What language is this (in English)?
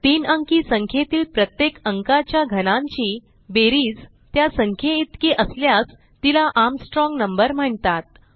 Marathi